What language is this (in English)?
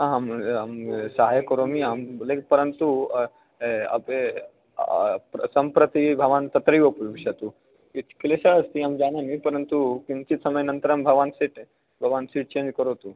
Sanskrit